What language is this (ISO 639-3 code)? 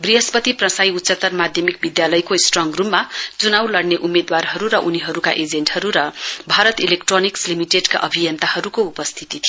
nep